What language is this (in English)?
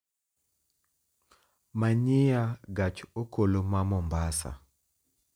Luo (Kenya and Tanzania)